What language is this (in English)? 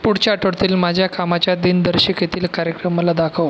Marathi